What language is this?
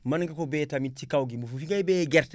Wolof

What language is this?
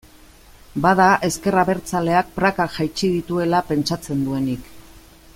Basque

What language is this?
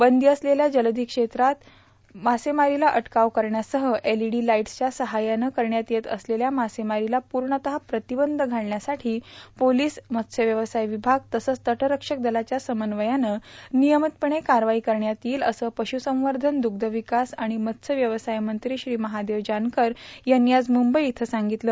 Marathi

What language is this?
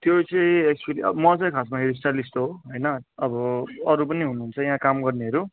Nepali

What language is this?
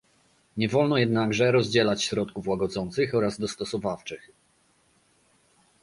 Polish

